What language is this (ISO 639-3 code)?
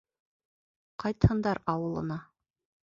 bak